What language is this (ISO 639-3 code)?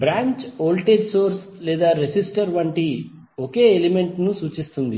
tel